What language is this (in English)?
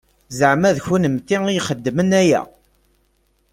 Kabyle